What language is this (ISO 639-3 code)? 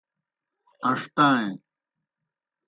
plk